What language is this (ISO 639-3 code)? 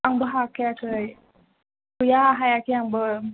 brx